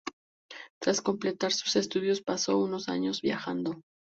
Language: Spanish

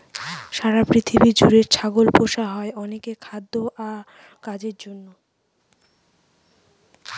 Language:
Bangla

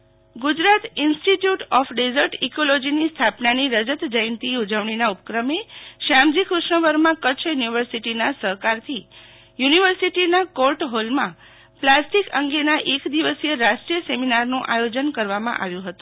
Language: Gujarati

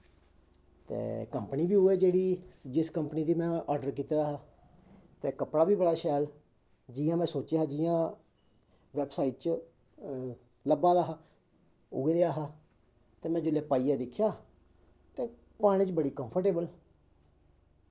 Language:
Dogri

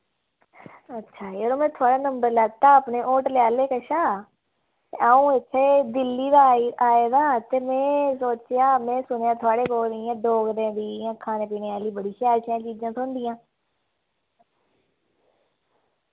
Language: Dogri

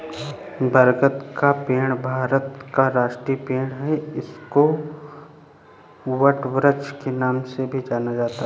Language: Hindi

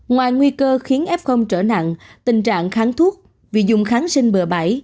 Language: Vietnamese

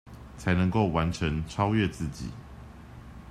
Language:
Chinese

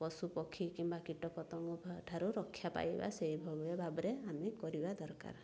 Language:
Odia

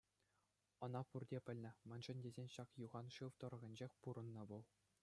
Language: Chuvash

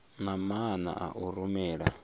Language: Venda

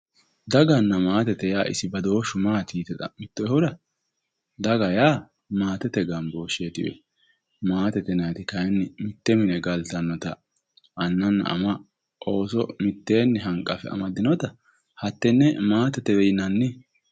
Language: Sidamo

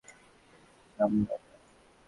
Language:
Bangla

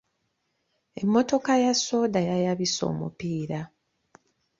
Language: Ganda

